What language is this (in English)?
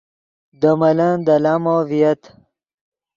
Yidgha